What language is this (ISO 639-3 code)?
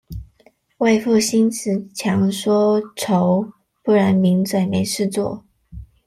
zho